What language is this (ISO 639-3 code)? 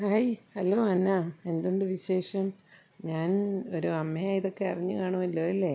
mal